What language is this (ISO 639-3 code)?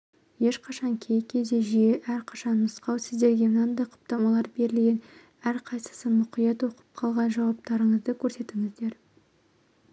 kaz